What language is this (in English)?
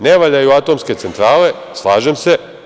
Serbian